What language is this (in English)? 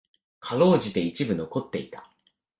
Japanese